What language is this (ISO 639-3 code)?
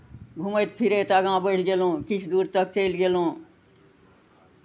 mai